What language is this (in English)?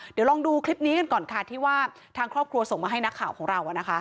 Thai